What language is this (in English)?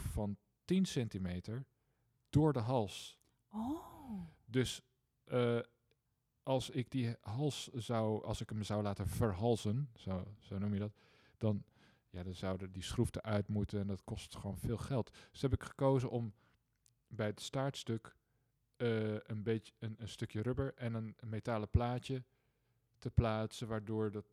Dutch